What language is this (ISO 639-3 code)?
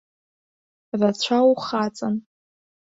abk